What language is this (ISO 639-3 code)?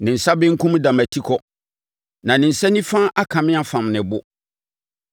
aka